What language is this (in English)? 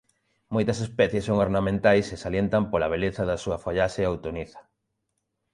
Galician